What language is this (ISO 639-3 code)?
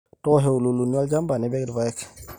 mas